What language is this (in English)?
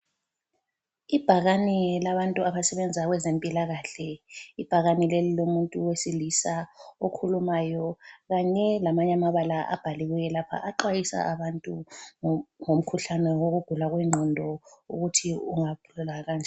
North Ndebele